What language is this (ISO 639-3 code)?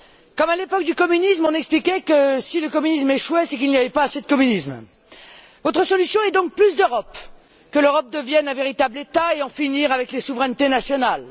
fra